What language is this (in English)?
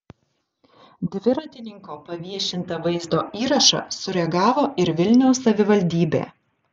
Lithuanian